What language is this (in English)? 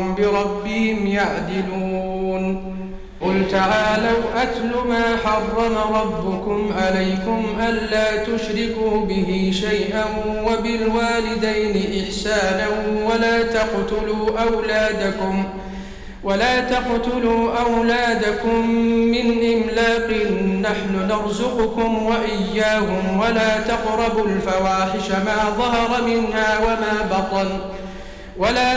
Arabic